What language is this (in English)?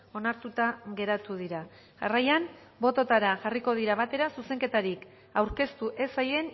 Basque